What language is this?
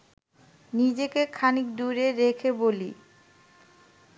Bangla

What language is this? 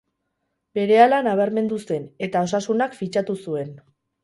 Basque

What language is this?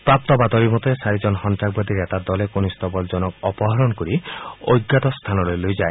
Assamese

